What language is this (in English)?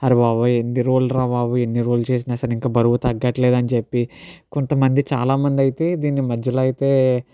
Telugu